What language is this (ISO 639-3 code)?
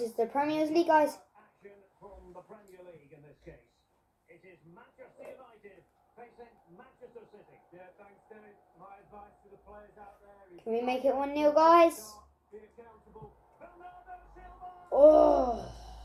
eng